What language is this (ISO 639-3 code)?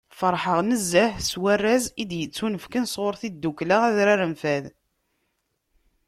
kab